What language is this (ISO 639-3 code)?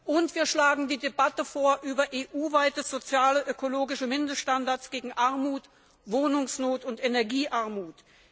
deu